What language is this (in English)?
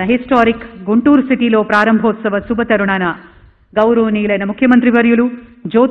Hindi